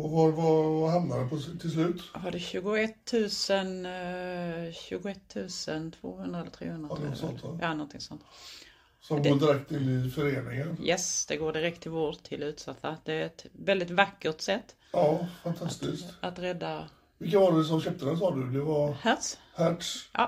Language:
Swedish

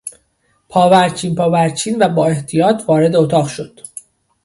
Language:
Persian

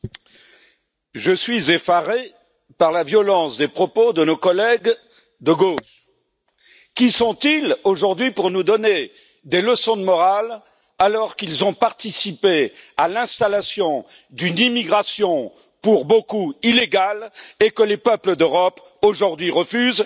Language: French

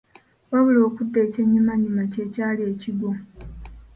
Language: Ganda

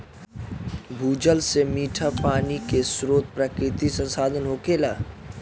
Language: Bhojpuri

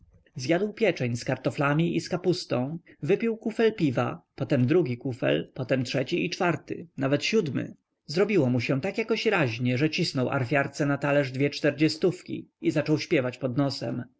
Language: Polish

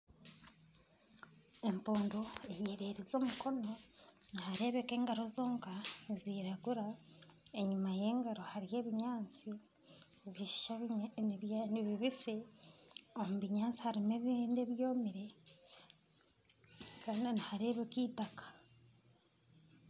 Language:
Nyankole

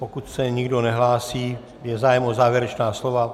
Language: Czech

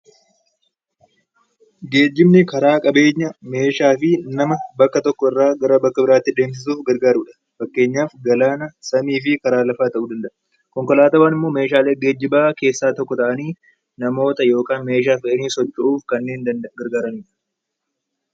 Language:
Oromo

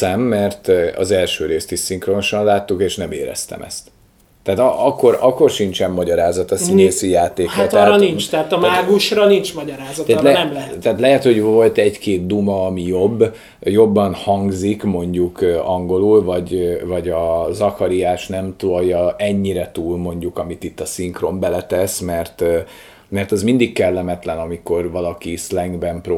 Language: Hungarian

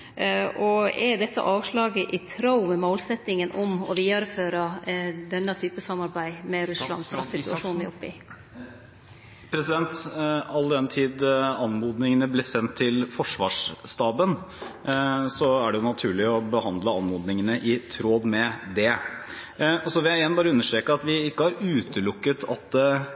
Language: Norwegian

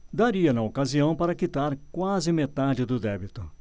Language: Portuguese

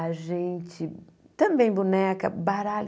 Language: Portuguese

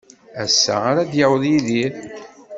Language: Kabyle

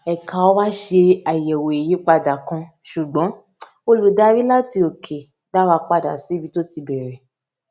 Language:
Yoruba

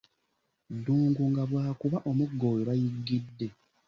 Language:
Ganda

